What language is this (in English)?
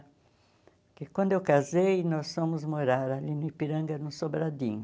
Portuguese